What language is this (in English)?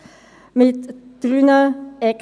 Swiss German